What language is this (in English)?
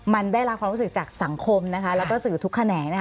Thai